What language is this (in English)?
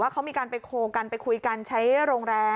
Thai